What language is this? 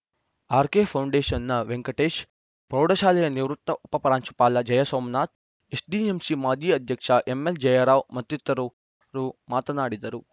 Kannada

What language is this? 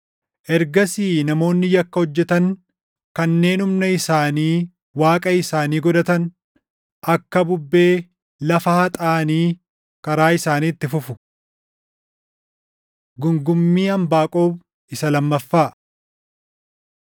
Oromo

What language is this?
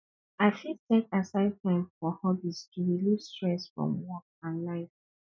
Nigerian Pidgin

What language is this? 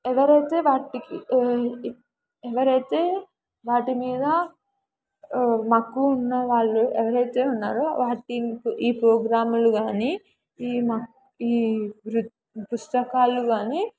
Telugu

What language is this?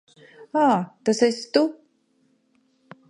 Latvian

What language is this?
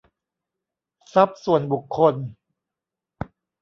Thai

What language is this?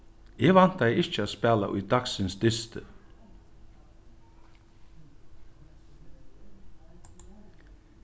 Faroese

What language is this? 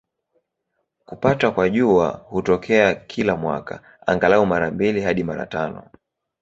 Swahili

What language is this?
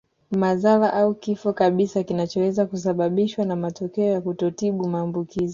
Swahili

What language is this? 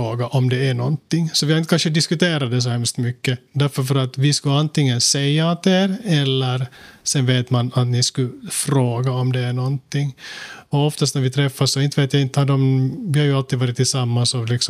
Swedish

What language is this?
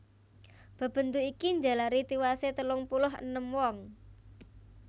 Javanese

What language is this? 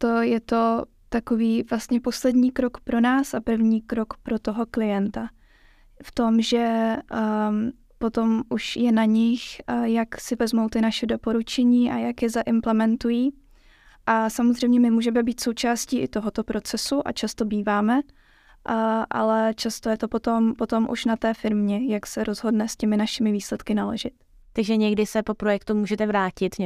Czech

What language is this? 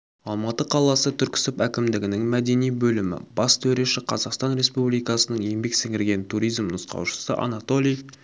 Kazakh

